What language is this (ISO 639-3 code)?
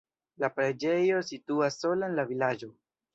epo